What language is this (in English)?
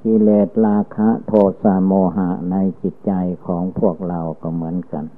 Thai